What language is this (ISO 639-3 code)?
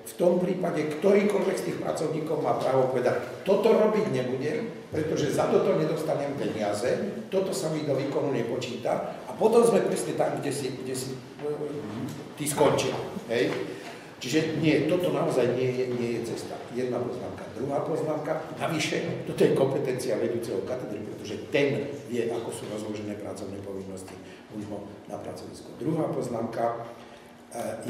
slk